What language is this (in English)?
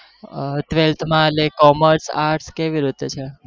Gujarati